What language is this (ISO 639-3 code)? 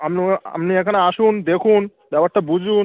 ben